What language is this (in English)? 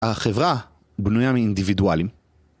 Hebrew